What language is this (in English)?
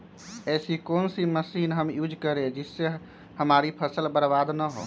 Magahi